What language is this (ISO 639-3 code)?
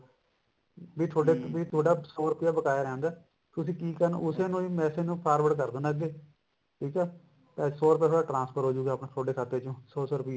pan